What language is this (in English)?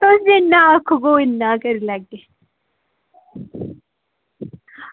Dogri